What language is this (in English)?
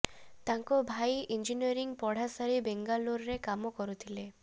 Odia